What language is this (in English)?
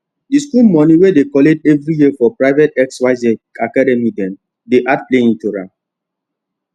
Nigerian Pidgin